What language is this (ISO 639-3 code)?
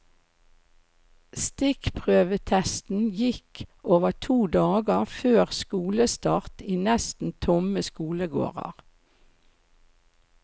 nor